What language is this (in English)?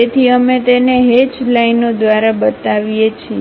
Gujarati